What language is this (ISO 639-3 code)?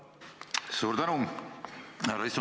est